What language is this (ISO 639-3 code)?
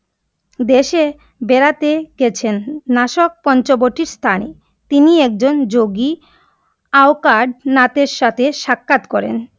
ben